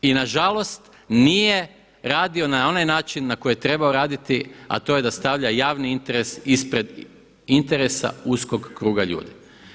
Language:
Croatian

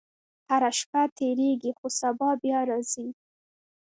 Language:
Pashto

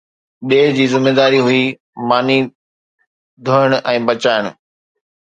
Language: Sindhi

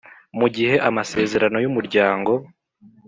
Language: Kinyarwanda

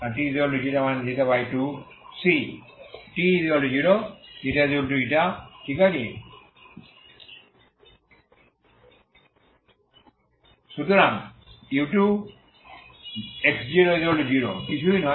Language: Bangla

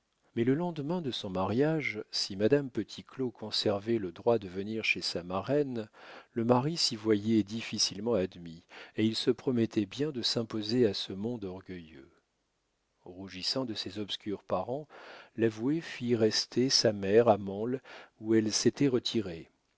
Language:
French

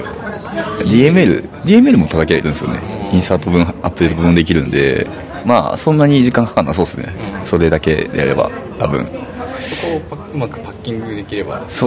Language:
Japanese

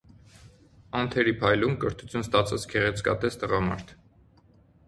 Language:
Armenian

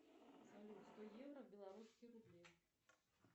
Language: Russian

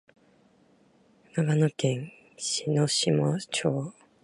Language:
Japanese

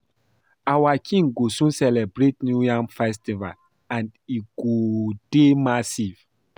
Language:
Nigerian Pidgin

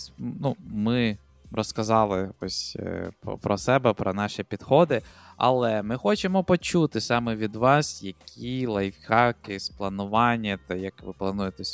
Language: Ukrainian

